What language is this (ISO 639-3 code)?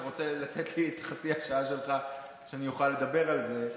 heb